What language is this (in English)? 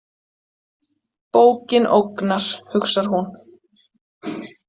Icelandic